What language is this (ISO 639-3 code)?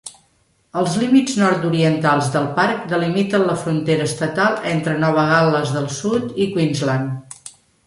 cat